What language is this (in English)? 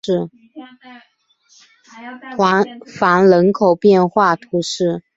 Chinese